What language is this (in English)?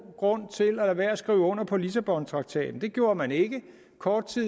Danish